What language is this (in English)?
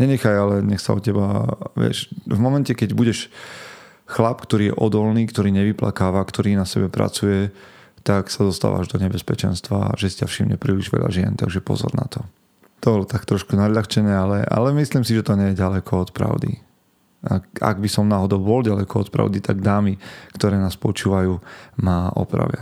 Slovak